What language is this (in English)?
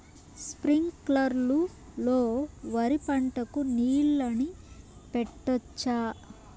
Telugu